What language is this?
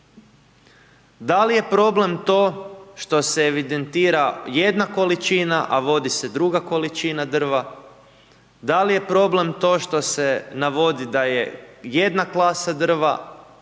Croatian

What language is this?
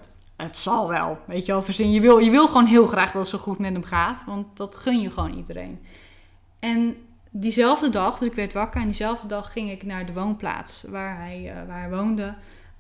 Dutch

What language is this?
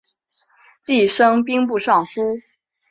Chinese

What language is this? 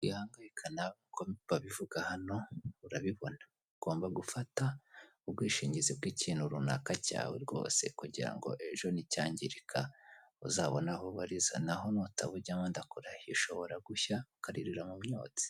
Kinyarwanda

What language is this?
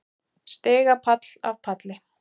Icelandic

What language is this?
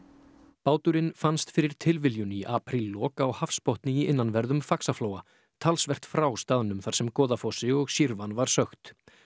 Icelandic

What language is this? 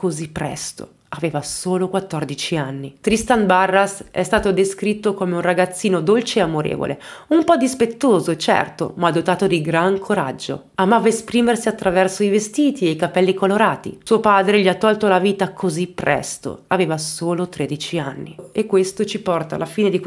Italian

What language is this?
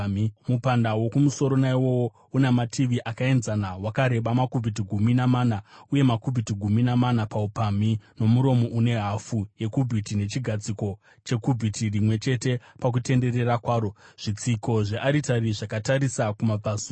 Shona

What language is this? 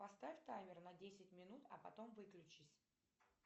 Russian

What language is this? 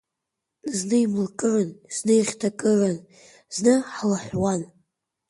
Abkhazian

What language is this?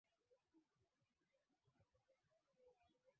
Swahili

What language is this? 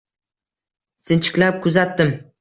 Uzbek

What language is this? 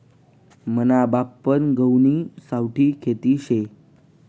Marathi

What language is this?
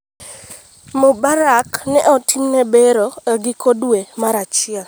Luo (Kenya and Tanzania)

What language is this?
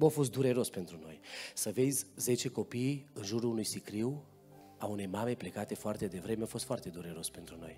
Romanian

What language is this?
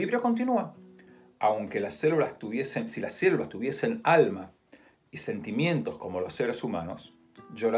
Spanish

